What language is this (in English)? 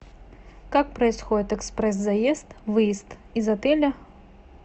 Russian